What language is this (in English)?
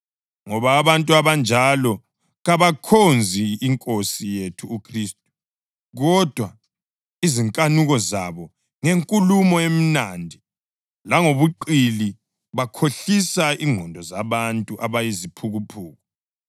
North Ndebele